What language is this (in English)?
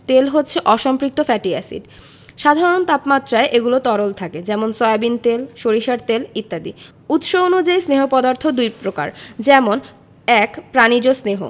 Bangla